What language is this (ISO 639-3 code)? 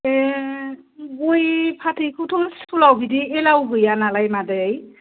brx